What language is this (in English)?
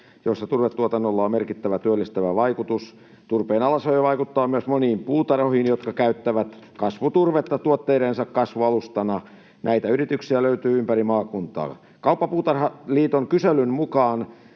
Finnish